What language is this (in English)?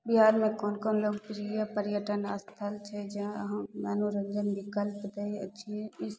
Maithili